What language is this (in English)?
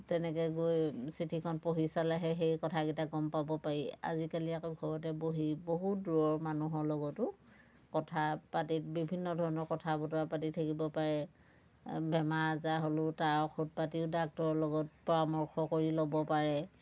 Assamese